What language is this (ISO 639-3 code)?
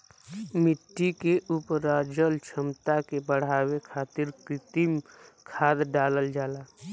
bho